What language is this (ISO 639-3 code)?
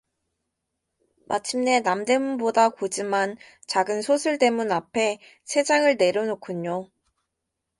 kor